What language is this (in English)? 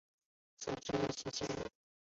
Chinese